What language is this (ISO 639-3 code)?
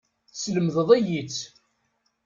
kab